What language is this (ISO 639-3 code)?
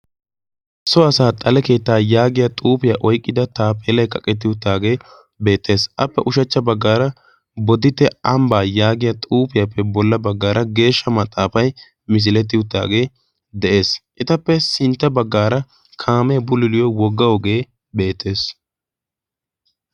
wal